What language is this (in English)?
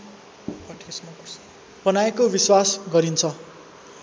Nepali